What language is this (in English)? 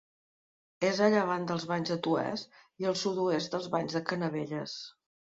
Catalan